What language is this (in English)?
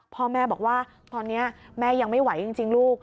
Thai